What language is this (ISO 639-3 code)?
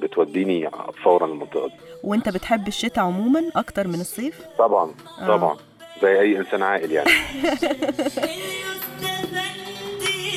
ara